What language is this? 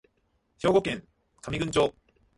Japanese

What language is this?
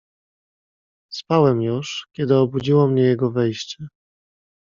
Polish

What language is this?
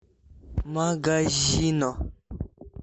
Russian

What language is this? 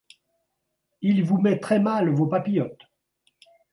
French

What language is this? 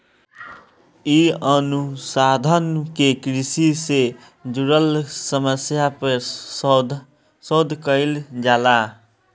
Bhojpuri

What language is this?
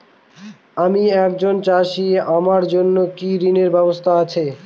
Bangla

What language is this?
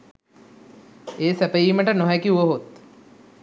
Sinhala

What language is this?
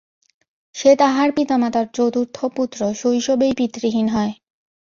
Bangla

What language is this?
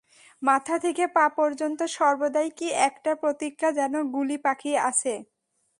Bangla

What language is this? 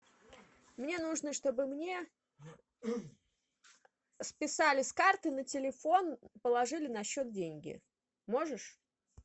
Russian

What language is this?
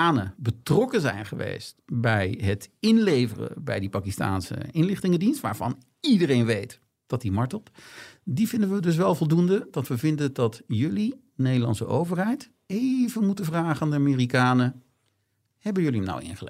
Dutch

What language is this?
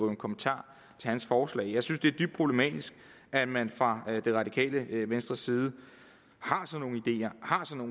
Danish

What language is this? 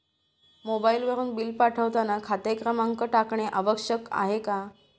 Marathi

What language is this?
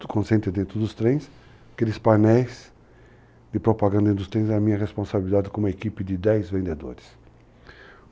Portuguese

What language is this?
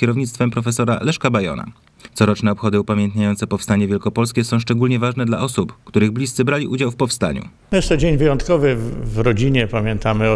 Polish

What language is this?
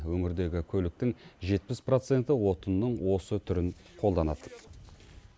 Kazakh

